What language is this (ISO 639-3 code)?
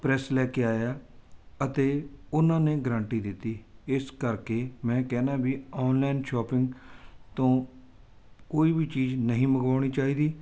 pan